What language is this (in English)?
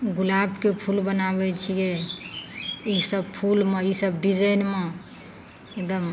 Maithili